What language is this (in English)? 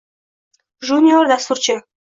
Uzbek